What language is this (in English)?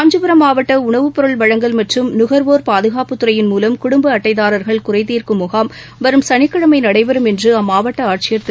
Tamil